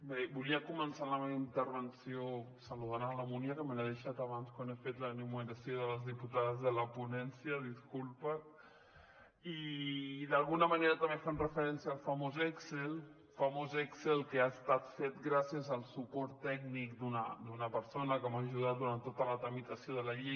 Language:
Catalan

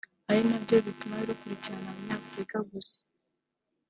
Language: Kinyarwanda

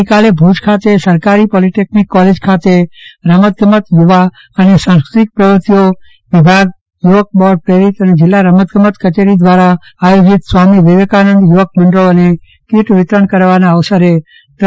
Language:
Gujarati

